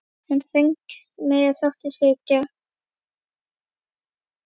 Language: Icelandic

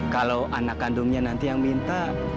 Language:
Indonesian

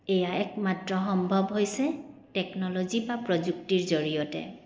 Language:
Assamese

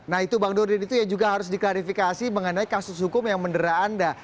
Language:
Indonesian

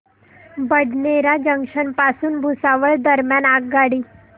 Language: Marathi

